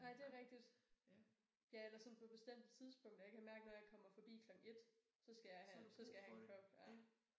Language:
Danish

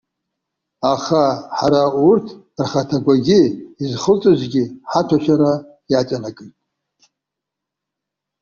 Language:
Abkhazian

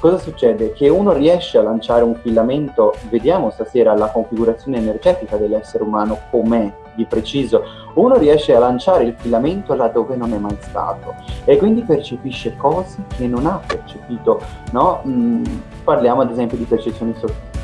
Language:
Italian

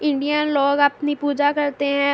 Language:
Urdu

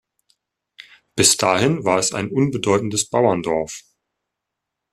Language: German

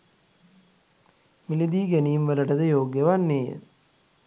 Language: Sinhala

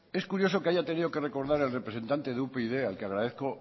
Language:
Spanish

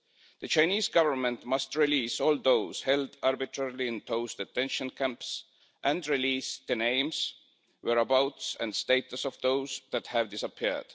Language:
English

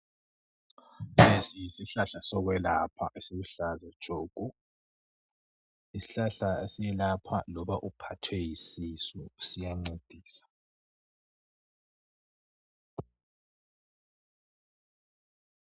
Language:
North Ndebele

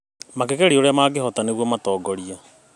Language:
Kikuyu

